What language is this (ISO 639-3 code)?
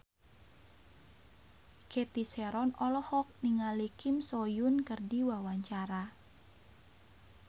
sun